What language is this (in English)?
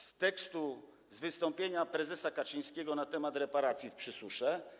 Polish